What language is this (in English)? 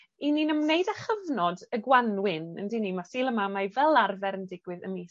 Welsh